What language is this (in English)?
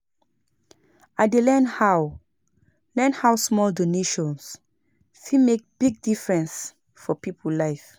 Nigerian Pidgin